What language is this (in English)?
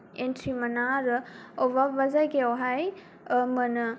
Bodo